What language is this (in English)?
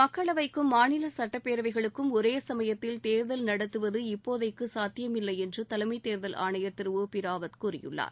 Tamil